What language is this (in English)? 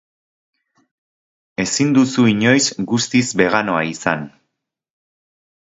Basque